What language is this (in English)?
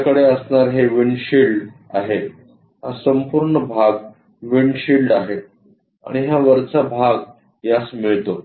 Marathi